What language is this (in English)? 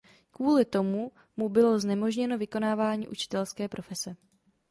Czech